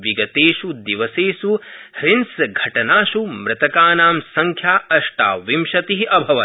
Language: Sanskrit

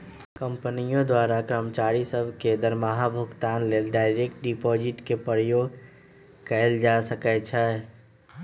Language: Magahi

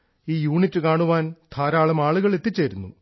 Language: Malayalam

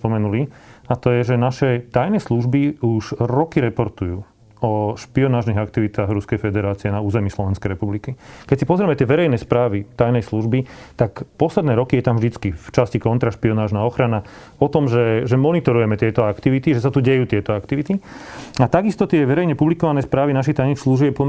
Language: Slovak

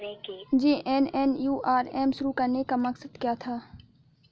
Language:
Hindi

